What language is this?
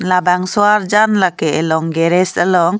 Karbi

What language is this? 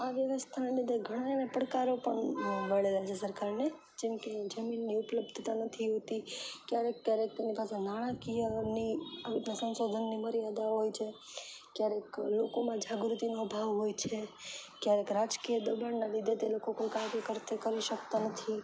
Gujarati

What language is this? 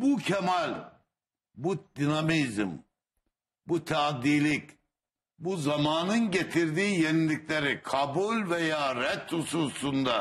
Turkish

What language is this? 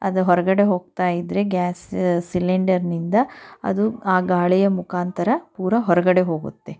Kannada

